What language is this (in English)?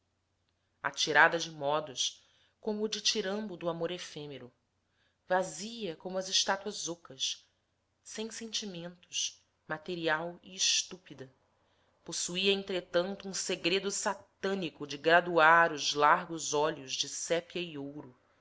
Portuguese